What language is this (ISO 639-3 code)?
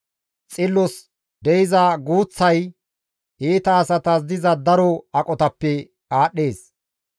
gmv